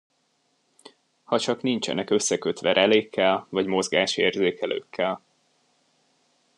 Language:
Hungarian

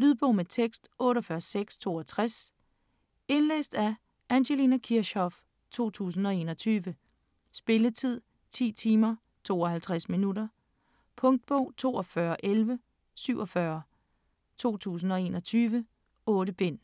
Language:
Danish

